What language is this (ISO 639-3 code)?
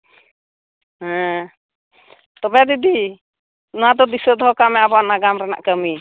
sat